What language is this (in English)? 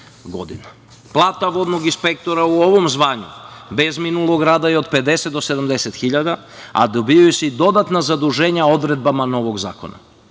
Serbian